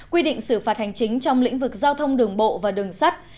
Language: Vietnamese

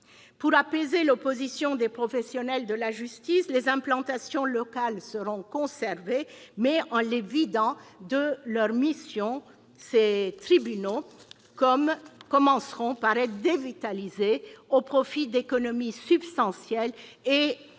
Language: French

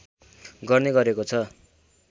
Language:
Nepali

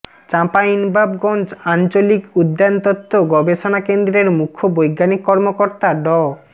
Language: Bangla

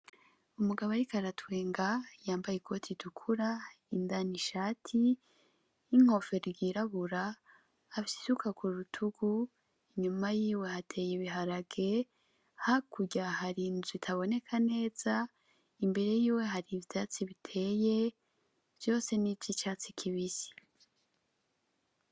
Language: Rundi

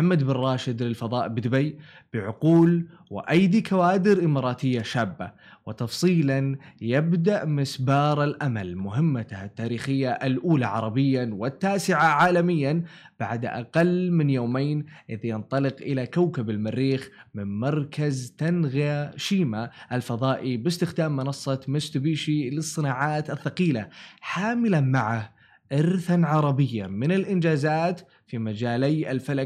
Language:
Arabic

